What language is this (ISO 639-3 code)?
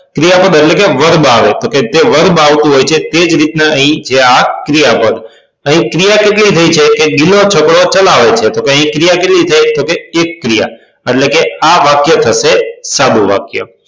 guj